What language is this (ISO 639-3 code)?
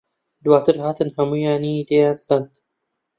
ckb